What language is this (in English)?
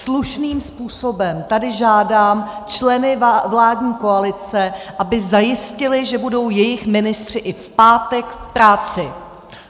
Czech